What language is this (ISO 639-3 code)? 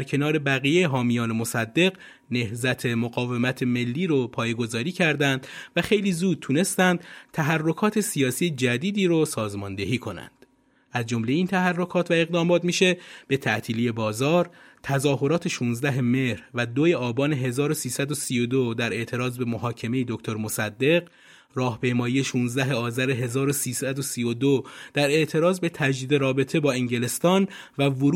fas